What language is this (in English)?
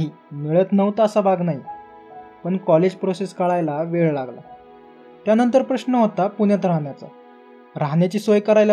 Marathi